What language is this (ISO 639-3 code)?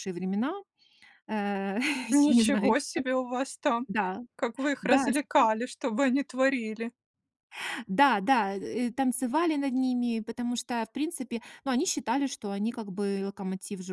rus